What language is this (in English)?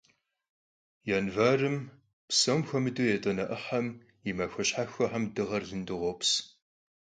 Kabardian